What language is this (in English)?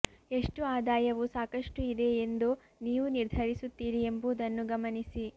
Kannada